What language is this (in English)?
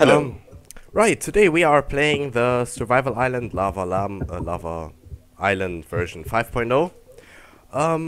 English